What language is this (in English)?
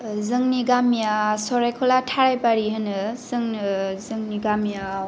Bodo